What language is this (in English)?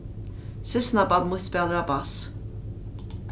Faroese